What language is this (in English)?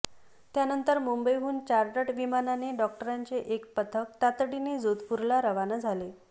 Marathi